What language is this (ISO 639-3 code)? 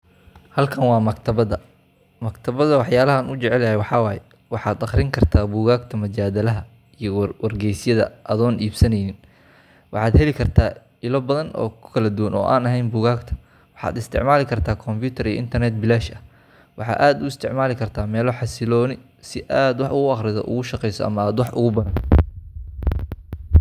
som